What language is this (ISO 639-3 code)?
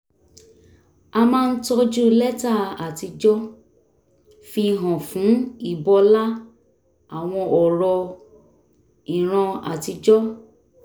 yor